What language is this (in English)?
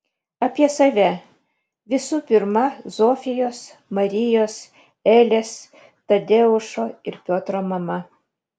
Lithuanian